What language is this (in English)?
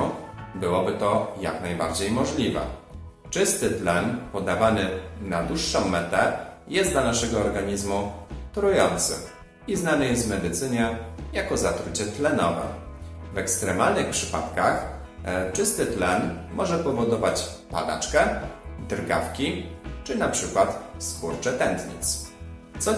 Polish